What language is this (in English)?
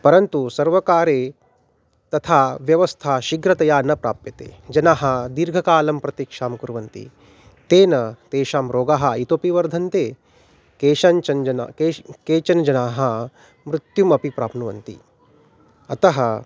Sanskrit